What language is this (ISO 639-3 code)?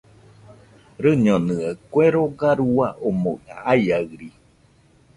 hux